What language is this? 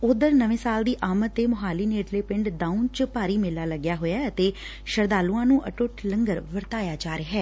Punjabi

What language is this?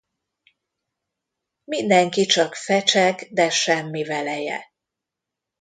Hungarian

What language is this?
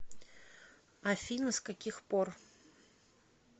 Russian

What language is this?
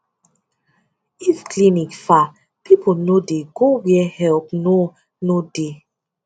Nigerian Pidgin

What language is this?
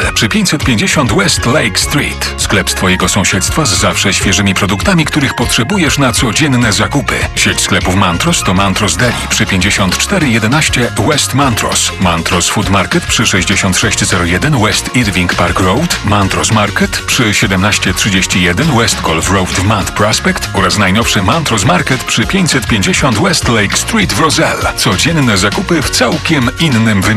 Polish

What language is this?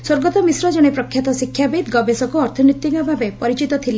Odia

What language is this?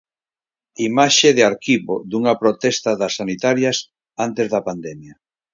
Galician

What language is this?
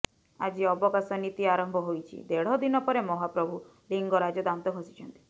Odia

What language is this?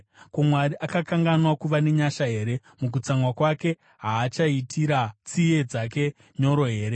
Shona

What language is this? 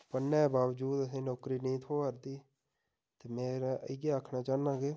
Dogri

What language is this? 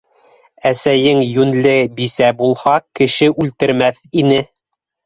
Bashkir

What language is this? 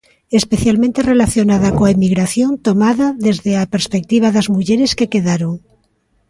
Galician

